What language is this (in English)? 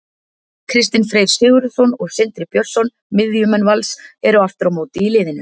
Icelandic